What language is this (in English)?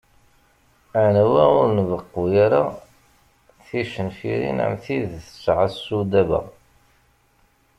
Kabyle